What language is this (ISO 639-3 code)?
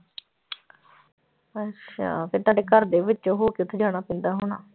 pan